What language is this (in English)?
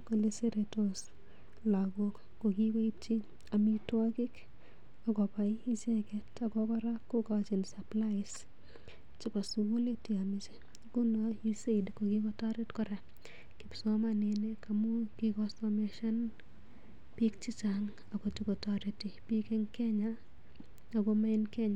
Kalenjin